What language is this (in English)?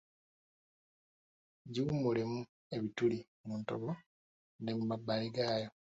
Ganda